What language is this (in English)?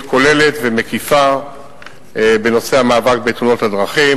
Hebrew